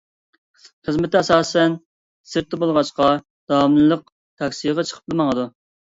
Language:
Uyghur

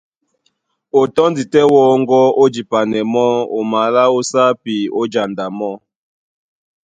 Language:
Duala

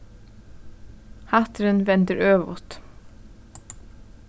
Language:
Faroese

